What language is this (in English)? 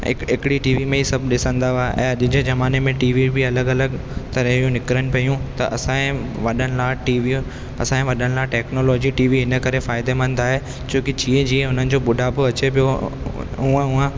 Sindhi